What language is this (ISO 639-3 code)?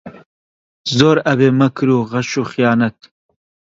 ckb